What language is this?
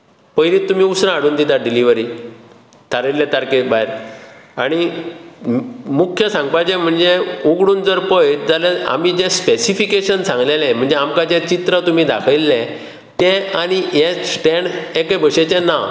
Konkani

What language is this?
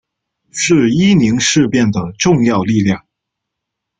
Chinese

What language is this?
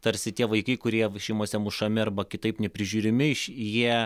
Lithuanian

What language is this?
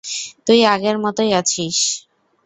Bangla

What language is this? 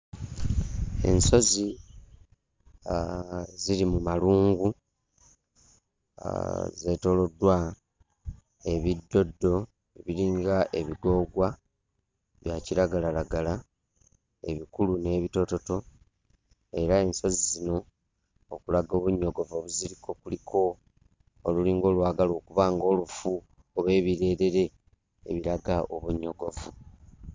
Ganda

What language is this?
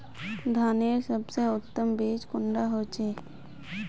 Magahi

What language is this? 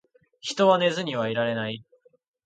Japanese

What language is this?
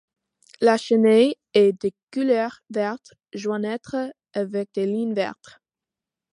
French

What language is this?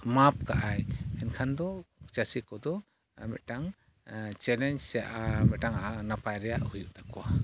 Santali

